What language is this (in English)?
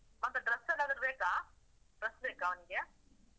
Kannada